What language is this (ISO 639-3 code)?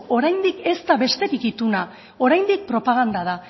eus